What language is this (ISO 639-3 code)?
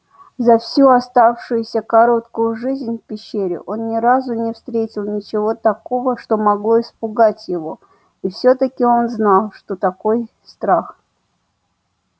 rus